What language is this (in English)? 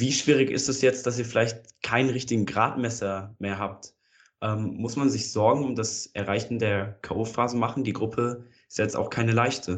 German